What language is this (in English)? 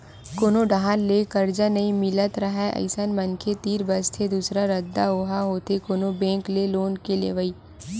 Chhattisgarhi